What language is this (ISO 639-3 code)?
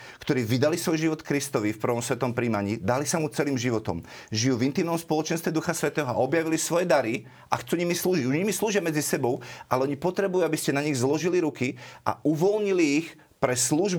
slk